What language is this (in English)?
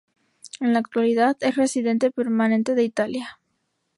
Spanish